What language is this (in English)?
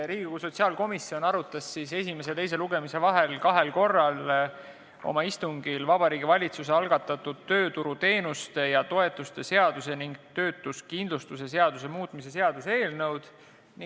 Estonian